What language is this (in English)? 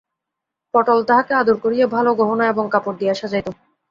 Bangla